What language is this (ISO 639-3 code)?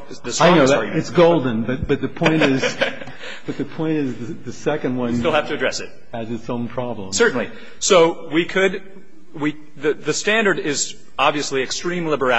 eng